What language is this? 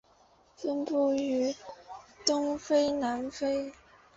Chinese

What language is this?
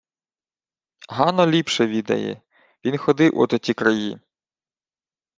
Ukrainian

